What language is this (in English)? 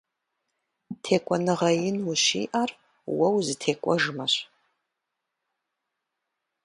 Kabardian